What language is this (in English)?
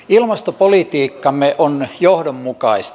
Finnish